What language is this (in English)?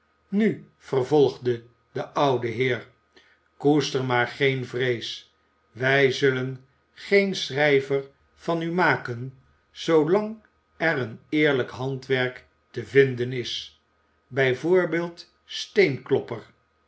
Dutch